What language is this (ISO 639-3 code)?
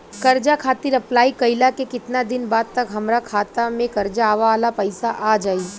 bho